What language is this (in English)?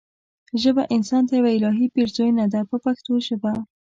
Pashto